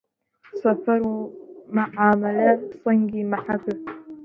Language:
Central Kurdish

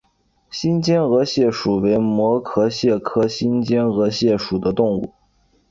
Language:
Chinese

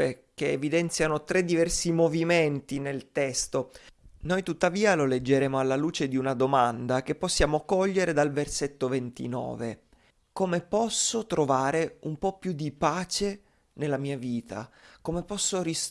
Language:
Italian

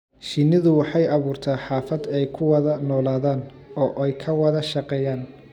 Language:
Somali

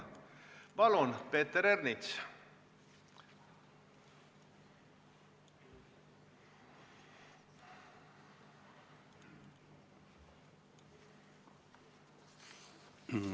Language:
Estonian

